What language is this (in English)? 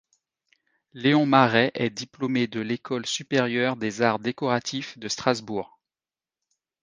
French